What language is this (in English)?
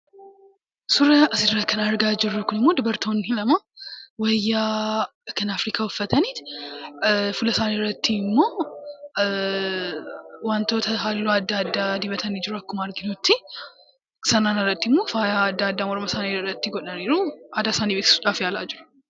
Oromo